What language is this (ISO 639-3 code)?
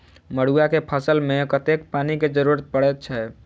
mai